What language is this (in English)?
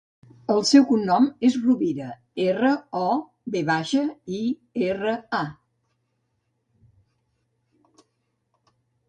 Catalan